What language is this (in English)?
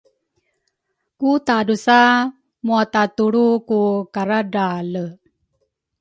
Rukai